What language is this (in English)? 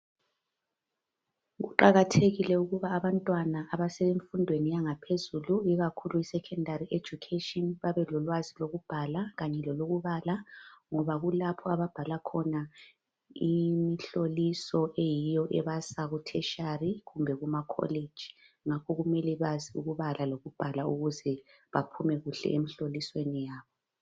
North Ndebele